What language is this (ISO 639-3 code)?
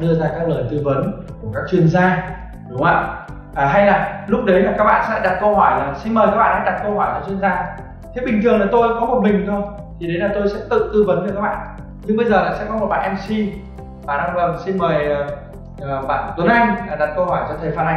vie